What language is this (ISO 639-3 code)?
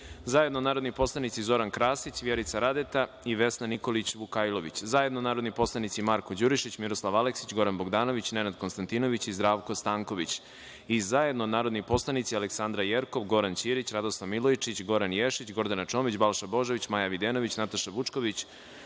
srp